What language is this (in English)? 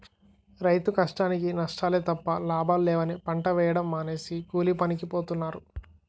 Telugu